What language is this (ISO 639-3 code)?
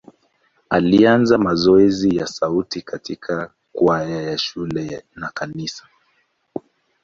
swa